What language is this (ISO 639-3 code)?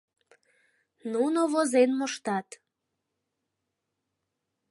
chm